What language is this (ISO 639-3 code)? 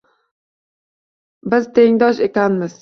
uzb